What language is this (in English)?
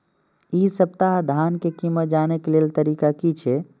Maithili